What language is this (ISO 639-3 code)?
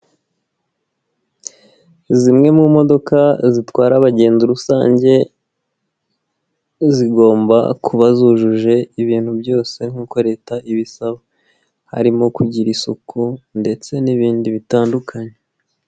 kin